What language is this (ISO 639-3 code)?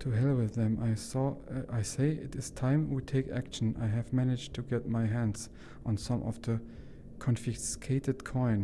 deu